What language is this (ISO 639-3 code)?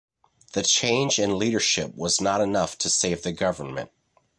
eng